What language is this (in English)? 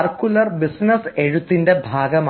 Malayalam